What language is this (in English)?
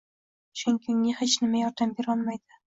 Uzbek